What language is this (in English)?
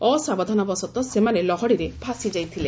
Odia